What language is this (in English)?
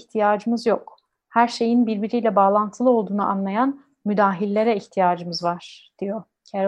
Turkish